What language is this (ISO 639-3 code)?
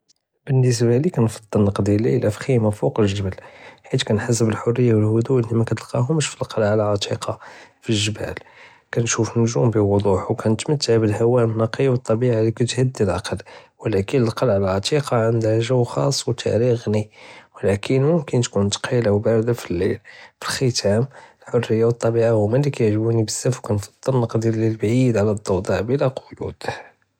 jrb